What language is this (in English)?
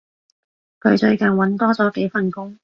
Cantonese